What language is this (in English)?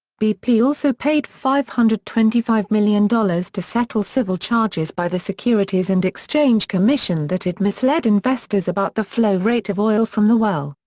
English